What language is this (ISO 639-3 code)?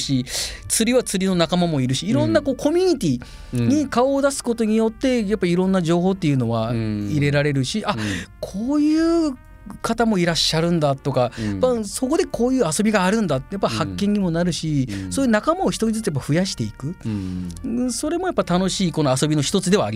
jpn